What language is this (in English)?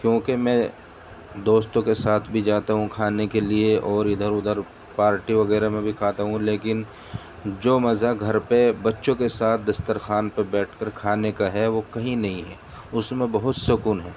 Urdu